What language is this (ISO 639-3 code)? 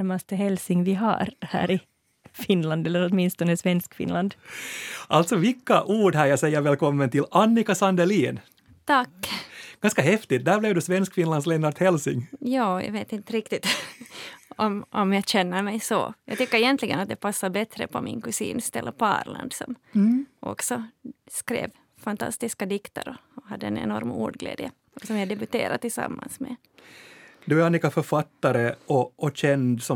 swe